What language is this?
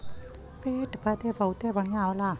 Bhojpuri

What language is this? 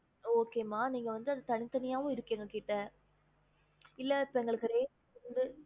Tamil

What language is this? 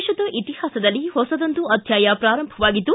Kannada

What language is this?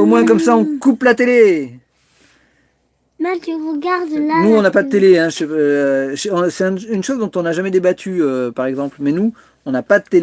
French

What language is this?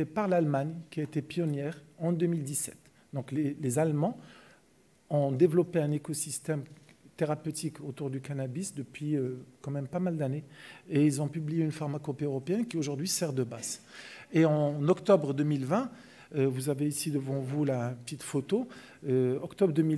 French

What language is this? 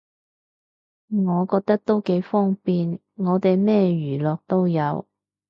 Cantonese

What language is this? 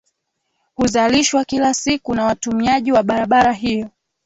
Swahili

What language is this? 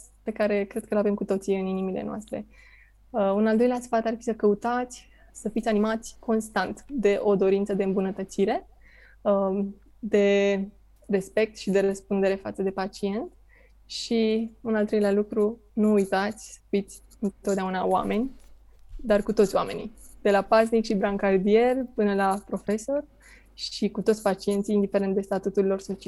Romanian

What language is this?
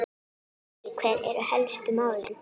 Icelandic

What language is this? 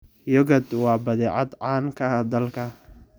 Somali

